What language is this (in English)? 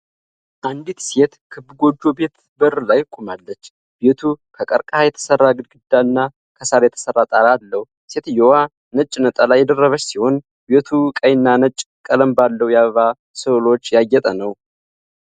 Amharic